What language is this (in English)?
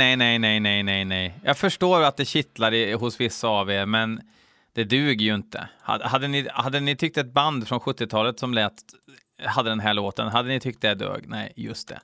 Swedish